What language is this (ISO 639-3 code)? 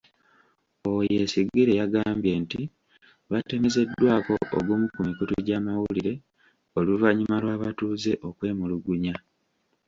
lug